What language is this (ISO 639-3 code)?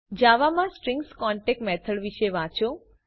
guj